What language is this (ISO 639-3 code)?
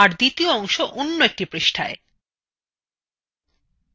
ben